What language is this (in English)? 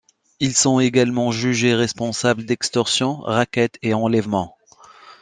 French